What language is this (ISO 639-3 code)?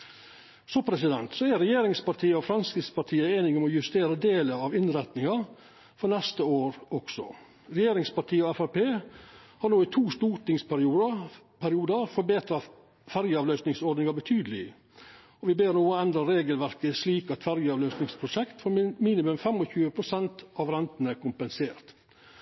nno